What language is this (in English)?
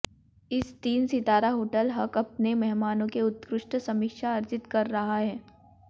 Hindi